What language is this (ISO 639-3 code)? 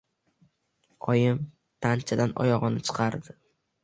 uzb